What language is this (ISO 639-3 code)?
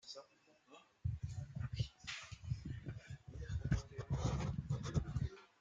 fra